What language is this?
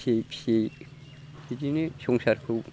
Bodo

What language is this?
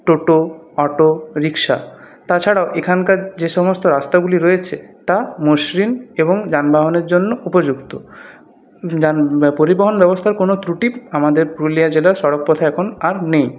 Bangla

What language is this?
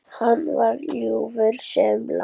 Icelandic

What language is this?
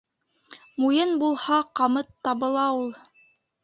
Bashkir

